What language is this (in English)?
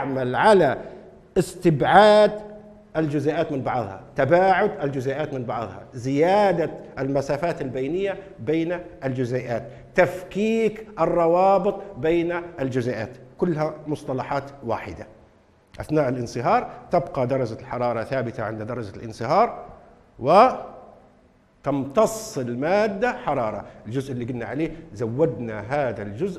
Arabic